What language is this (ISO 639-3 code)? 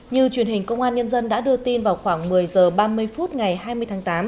vie